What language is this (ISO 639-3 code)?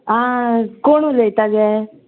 kok